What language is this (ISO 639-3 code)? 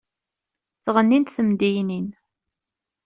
kab